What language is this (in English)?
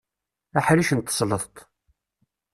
Kabyle